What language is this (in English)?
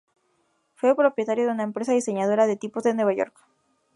Spanish